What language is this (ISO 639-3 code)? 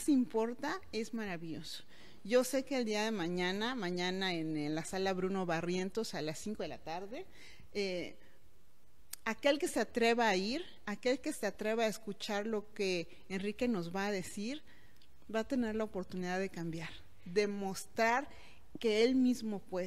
spa